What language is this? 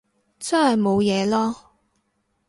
Cantonese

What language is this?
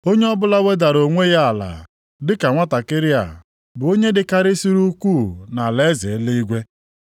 Igbo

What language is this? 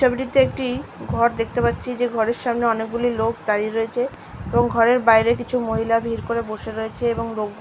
Bangla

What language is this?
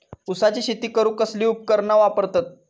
Marathi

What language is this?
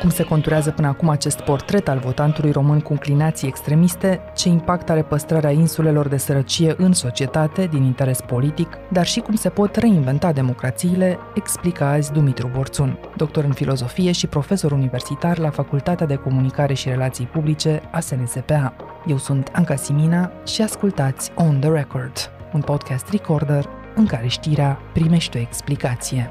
Romanian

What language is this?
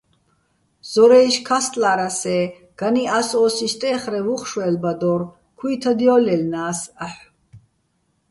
Bats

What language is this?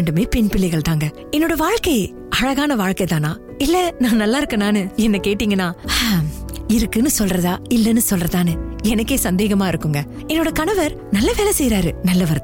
Tamil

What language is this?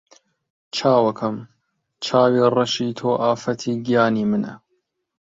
Central Kurdish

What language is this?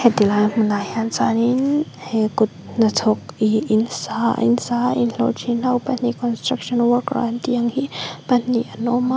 Mizo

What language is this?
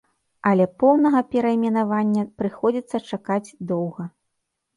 Belarusian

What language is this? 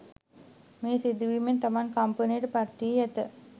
Sinhala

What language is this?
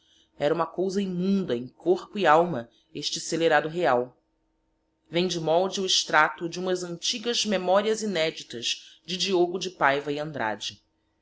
Portuguese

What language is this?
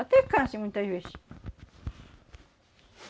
Portuguese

